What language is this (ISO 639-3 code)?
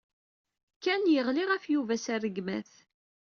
kab